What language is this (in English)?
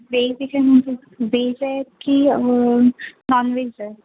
Marathi